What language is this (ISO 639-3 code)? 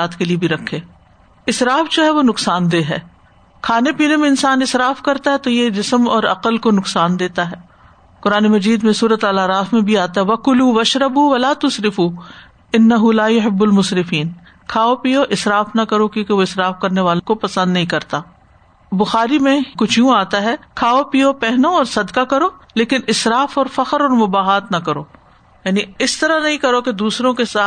urd